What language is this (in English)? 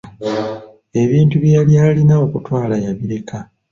Ganda